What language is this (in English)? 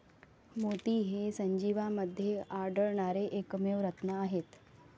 Marathi